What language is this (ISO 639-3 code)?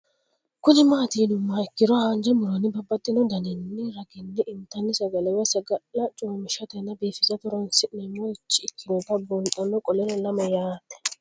sid